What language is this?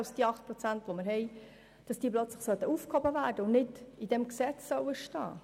Swiss German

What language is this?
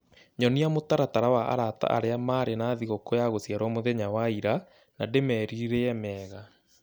Kikuyu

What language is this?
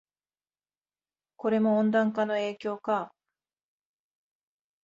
Japanese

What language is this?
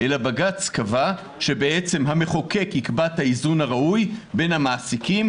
Hebrew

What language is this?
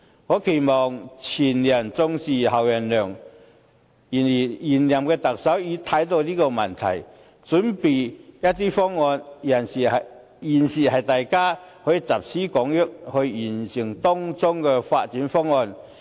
Cantonese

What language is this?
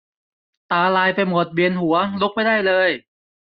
Thai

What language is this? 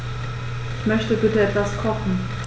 German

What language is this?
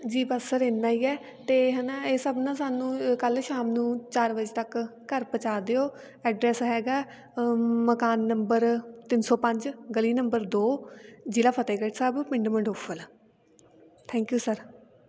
Punjabi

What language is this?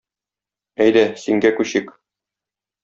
Tatar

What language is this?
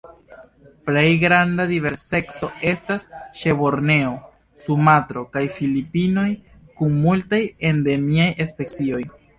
Esperanto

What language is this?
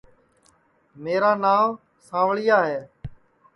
Sansi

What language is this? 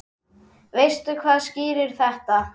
Icelandic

